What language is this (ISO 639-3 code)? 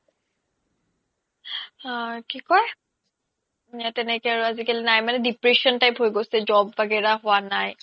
asm